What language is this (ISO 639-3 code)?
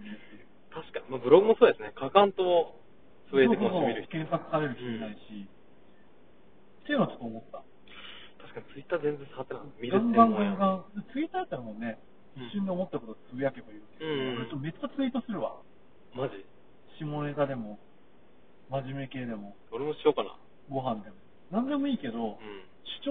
jpn